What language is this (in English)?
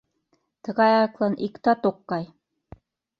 Mari